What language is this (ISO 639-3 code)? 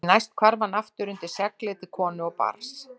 isl